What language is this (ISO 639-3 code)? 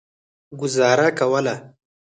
pus